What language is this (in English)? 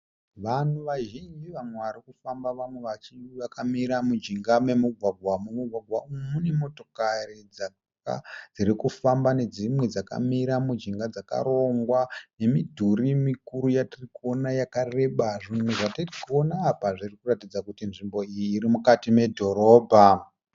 Shona